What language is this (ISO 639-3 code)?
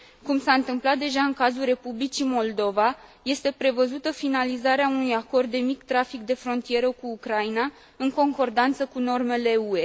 ron